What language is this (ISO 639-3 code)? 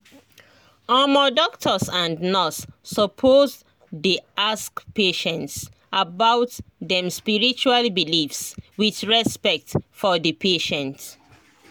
pcm